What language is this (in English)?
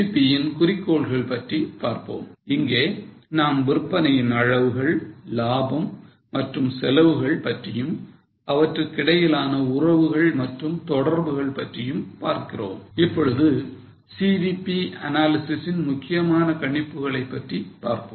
Tamil